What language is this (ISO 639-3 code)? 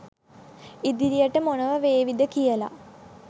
sin